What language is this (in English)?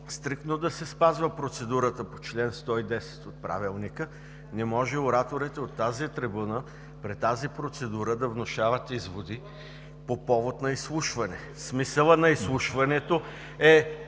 Bulgarian